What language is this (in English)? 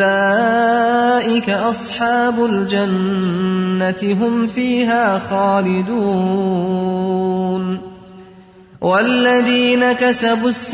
Urdu